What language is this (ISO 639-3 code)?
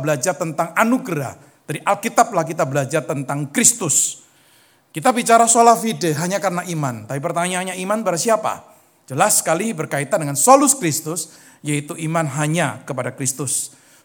ind